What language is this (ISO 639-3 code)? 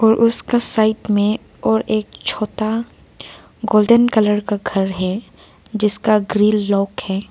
hin